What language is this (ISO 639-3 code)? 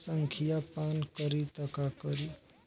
bho